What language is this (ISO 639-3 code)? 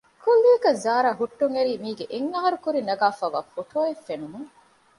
div